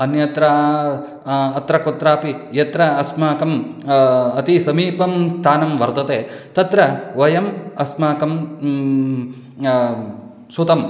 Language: Sanskrit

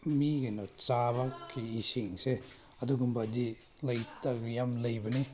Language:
Manipuri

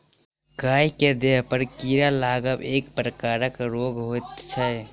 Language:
Maithili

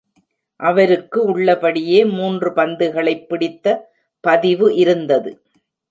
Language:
Tamil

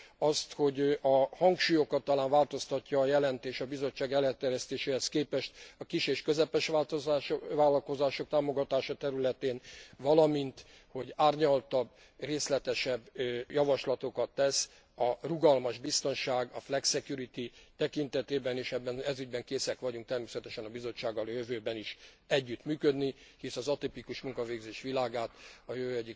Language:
Hungarian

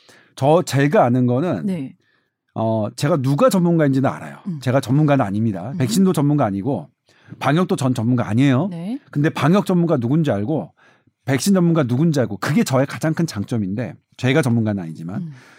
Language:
Korean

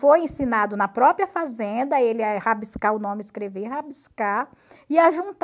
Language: Portuguese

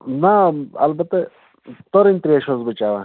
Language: Kashmiri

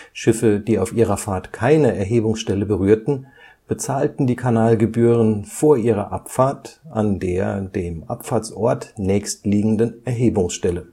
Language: German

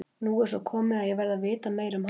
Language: Icelandic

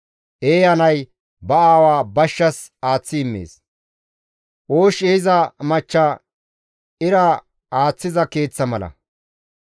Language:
Gamo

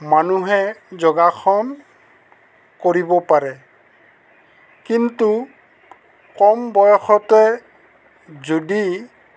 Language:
Assamese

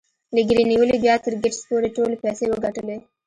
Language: Pashto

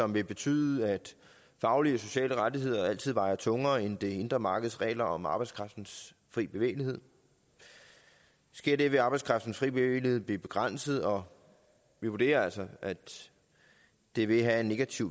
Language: Danish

